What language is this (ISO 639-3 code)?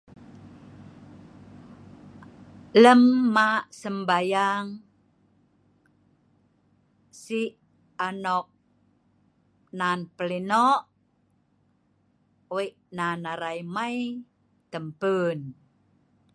snv